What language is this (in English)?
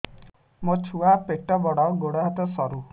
Odia